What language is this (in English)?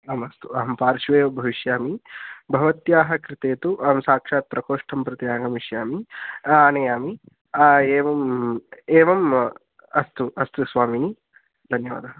Sanskrit